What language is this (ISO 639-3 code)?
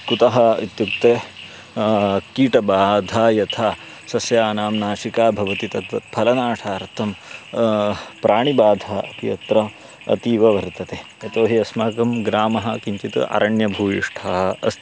san